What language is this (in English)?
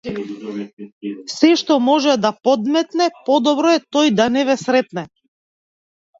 Macedonian